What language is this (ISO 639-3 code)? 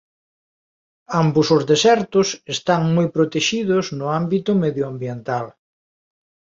glg